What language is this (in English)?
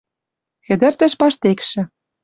Western Mari